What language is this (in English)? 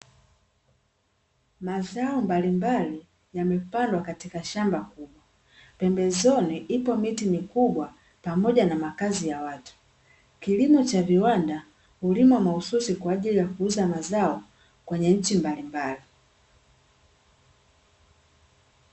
Swahili